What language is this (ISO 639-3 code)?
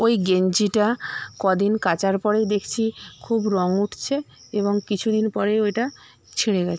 ben